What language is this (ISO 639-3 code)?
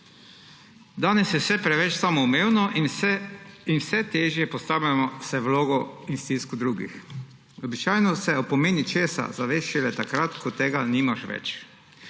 slv